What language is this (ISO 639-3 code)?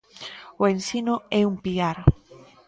glg